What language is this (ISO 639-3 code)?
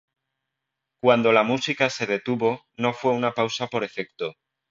spa